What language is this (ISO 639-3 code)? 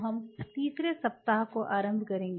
hin